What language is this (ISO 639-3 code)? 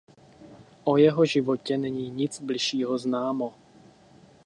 ces